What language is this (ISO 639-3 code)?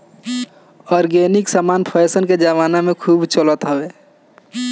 bho